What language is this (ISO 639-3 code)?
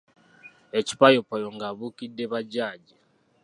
lug